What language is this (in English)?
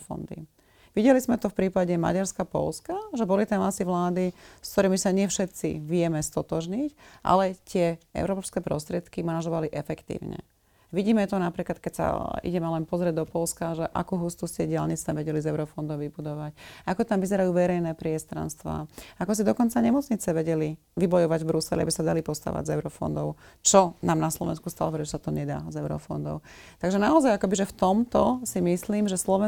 Slovak